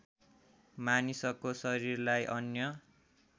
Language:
Nepali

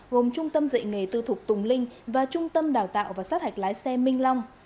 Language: Vietnamese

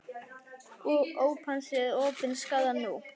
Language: Icelandic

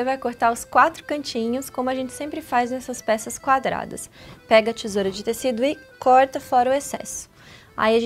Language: Portuguese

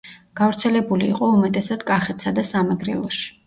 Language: Georgian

